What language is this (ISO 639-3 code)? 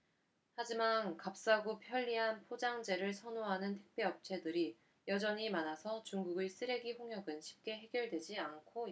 kor